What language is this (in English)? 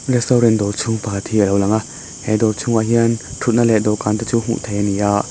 Mizo